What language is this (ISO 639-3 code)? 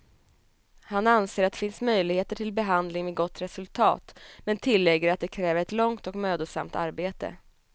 swe